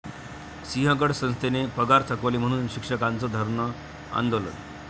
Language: Marathi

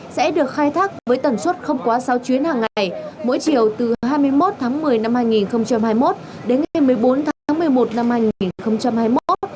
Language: Vietnamese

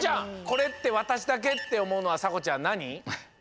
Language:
Japanese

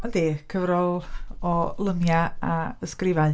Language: Welsh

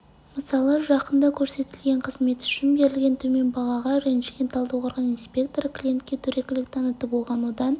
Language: Kazakh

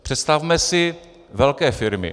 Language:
Czech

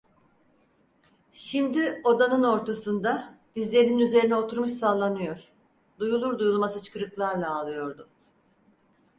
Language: Turkish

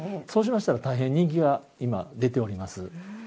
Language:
Japanese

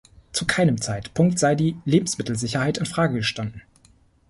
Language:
German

